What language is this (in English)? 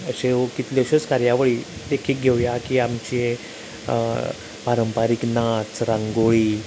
Konkani